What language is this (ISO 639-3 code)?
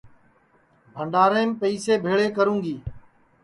ssi